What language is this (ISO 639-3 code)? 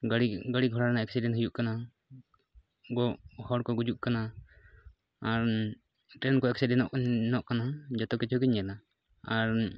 sat